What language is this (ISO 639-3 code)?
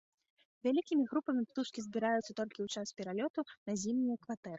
bel